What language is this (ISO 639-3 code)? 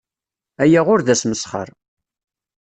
kab